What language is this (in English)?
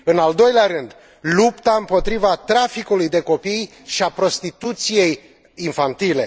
Romanian